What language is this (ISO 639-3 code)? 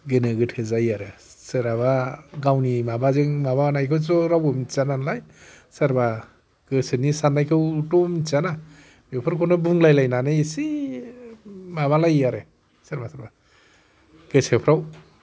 brx